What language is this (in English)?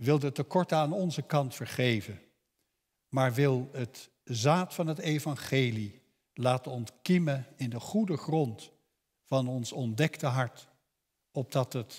Dutch